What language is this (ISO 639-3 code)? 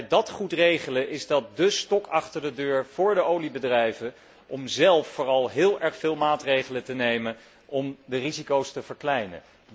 nld